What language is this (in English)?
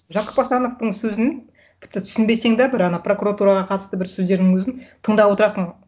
Kazakh